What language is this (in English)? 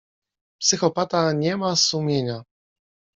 Polish